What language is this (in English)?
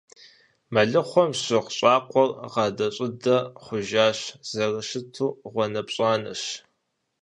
Kabardian